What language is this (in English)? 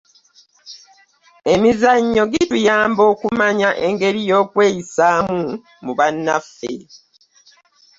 Ganda